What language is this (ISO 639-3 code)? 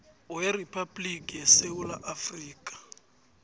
nbl